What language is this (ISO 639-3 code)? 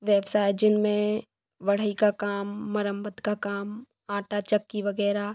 hin